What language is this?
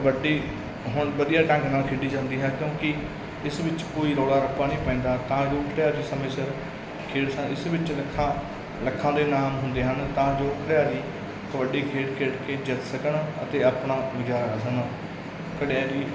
Punjabi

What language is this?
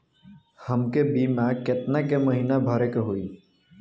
Bhojpuri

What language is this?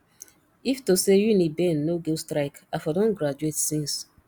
Nigerian Pidgin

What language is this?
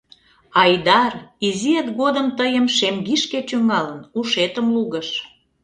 Mari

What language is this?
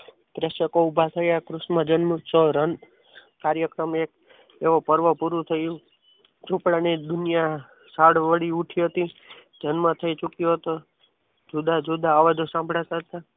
Gujarati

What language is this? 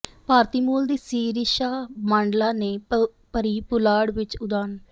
Punjabi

